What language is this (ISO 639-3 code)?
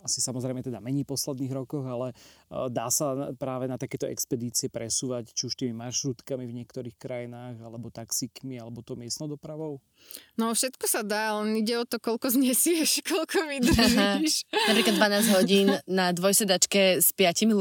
slk